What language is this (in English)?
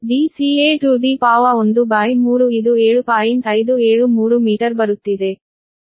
Kannada